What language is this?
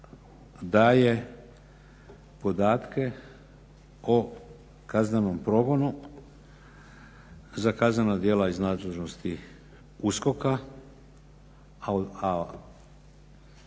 Croatian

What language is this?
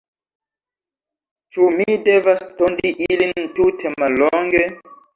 Esperanto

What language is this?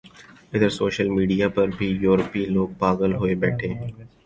Urdu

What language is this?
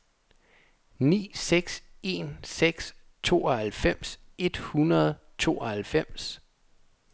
Danish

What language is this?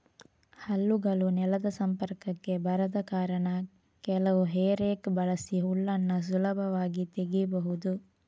Kannada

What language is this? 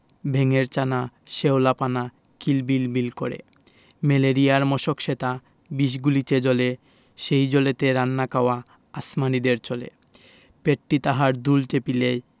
Bangla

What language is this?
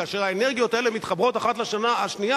Hebrew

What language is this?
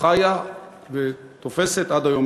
Hebrew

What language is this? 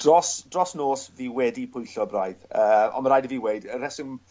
Welsh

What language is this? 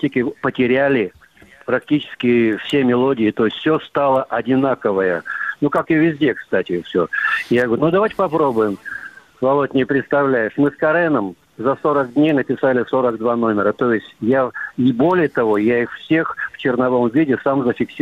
Russian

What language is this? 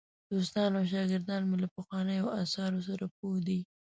Pashto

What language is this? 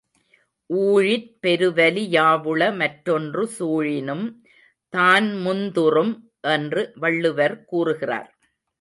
Tamil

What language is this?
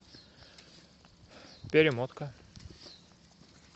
Russian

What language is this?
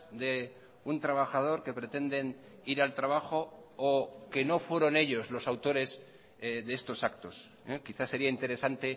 Spanish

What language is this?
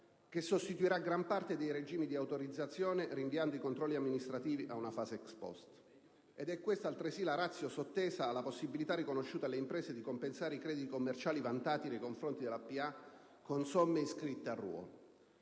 Italian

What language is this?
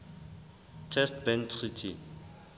Southern Sotho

